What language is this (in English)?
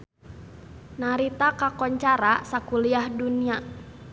Sundanese